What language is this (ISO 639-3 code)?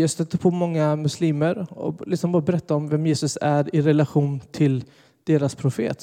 swe